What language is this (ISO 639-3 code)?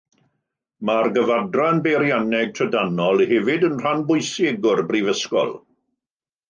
cym